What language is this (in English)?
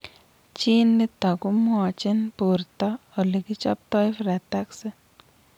Kalenjin